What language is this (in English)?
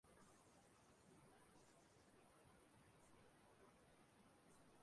Igbo